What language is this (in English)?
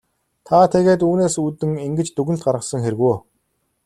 Mongolian